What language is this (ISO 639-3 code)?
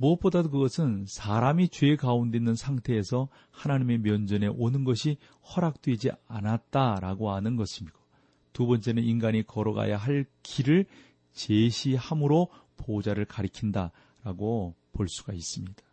kor